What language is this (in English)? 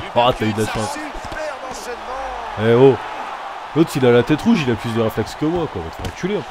French